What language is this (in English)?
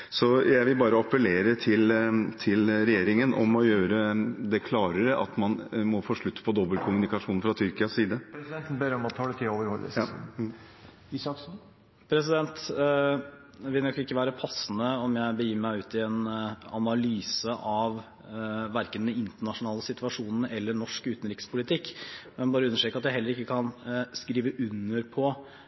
Norwegian Bokmål